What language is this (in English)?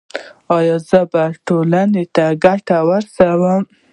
Pashto